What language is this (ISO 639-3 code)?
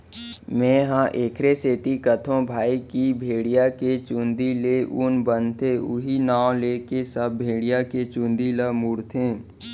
hne